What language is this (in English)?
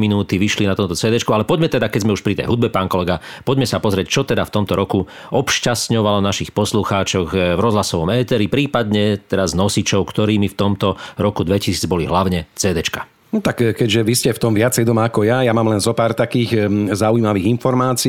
Slovak